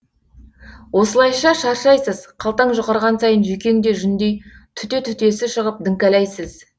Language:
Kazakh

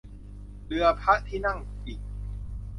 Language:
Thai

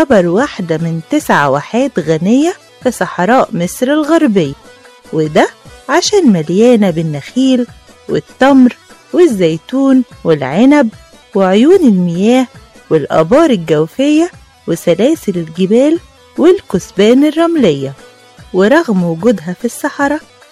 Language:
Arabic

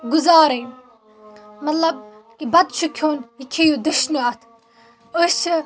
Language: Kashmiri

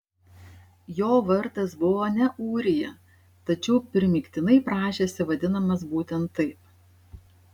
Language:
Lithuanian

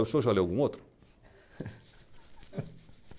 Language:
Portuguese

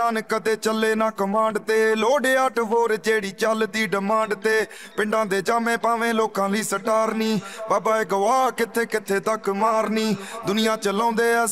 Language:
Punjabi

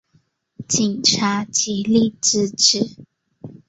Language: Chinese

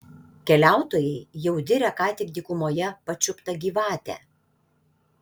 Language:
Lithuanian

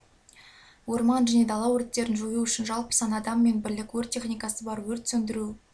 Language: Kazakh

